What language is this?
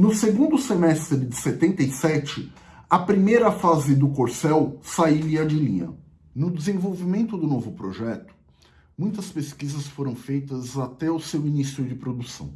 Portuguese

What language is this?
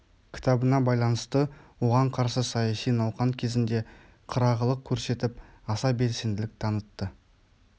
Kazakh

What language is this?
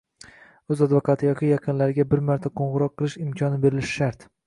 Uzbek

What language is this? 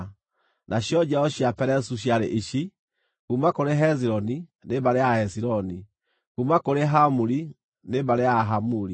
Kikuyu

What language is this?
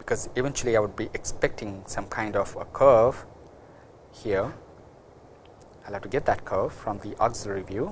English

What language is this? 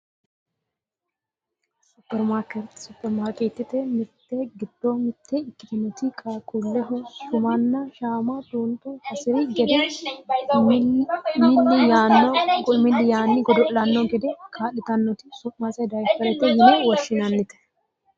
Sidamo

